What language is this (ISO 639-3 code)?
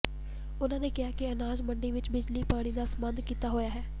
pan